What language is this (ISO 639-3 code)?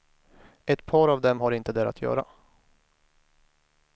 swe